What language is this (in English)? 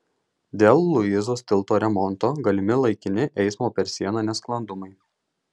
Lithuanian